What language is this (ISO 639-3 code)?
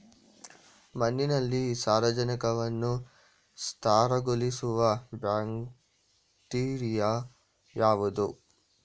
kan